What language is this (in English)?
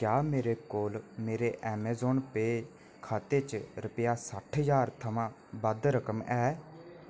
Dogri